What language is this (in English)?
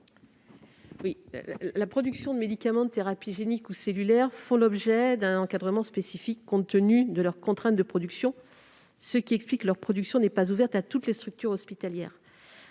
French